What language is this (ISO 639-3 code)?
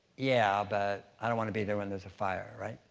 eng